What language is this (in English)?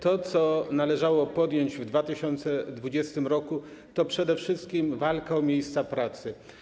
Polish